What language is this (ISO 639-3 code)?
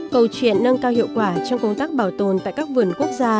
vie